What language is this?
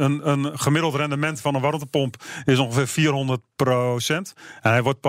Dutch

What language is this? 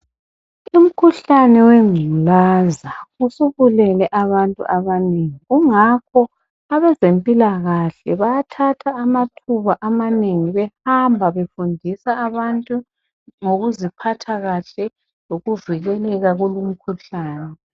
North Ndebele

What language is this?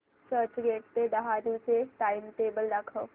Marathi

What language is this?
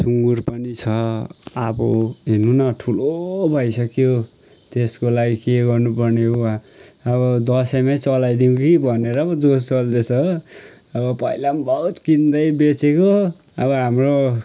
Nepali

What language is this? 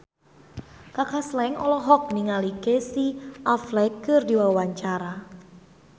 Sundanese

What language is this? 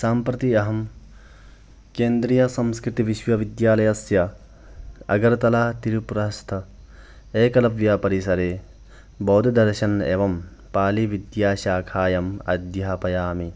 Sanskrit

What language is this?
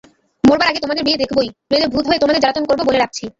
Bangla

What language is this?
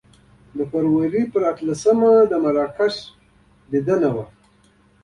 Pashto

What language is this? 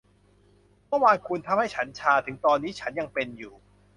Thai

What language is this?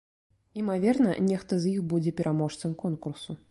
Belarusian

